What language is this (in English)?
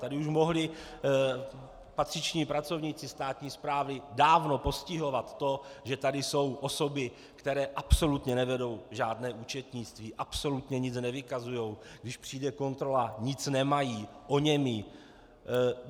Czech